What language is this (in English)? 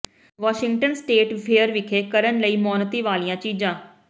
Punjabi